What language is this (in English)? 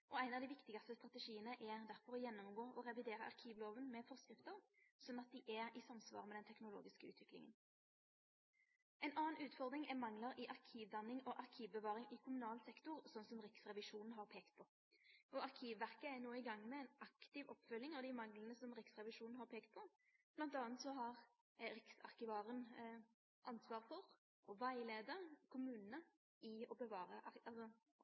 Norwegian Nynorsk